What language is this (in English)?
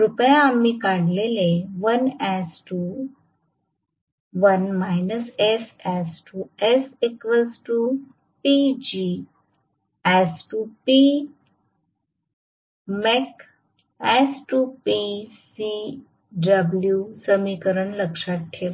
Marathi